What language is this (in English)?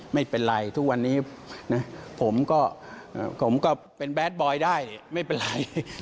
Thai